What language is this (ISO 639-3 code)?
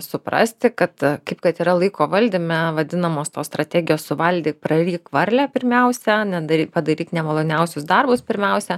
lit